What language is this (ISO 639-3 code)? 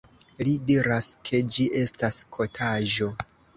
epo